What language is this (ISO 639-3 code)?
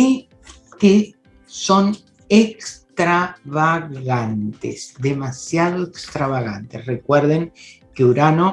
spa